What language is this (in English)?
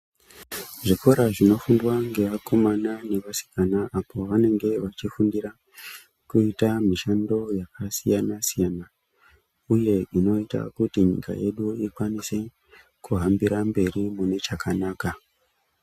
Ndau